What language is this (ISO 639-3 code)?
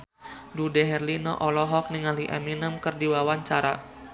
sun